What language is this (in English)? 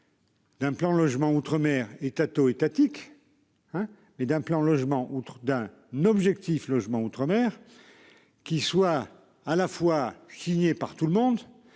French